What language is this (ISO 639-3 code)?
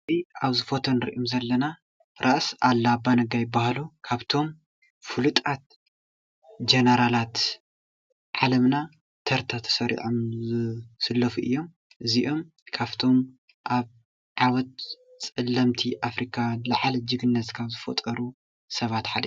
tir